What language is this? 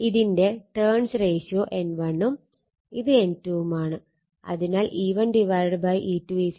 Malayalam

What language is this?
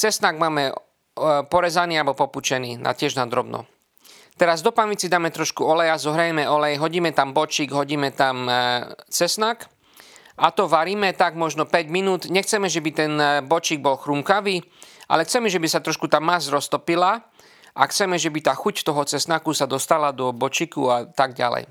Slovak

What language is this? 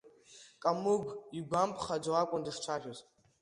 Abkhazian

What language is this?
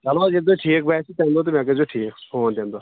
Kashmiri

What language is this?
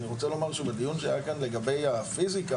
Hebrew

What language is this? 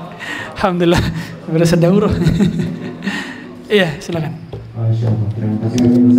Indonesian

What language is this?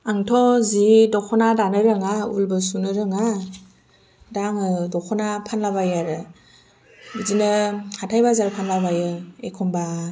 Bodo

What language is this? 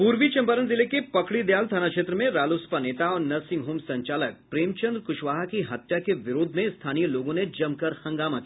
Hindi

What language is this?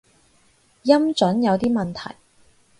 Cantonese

